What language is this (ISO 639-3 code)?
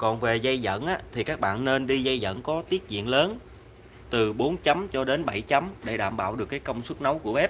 vie